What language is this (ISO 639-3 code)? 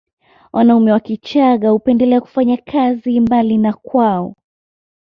swa